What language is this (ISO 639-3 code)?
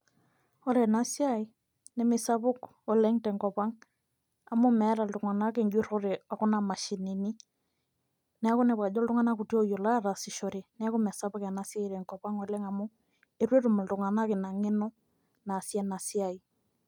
mas